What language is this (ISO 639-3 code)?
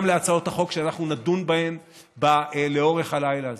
heb